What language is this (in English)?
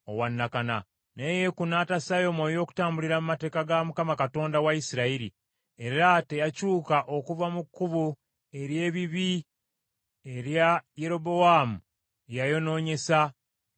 Ganda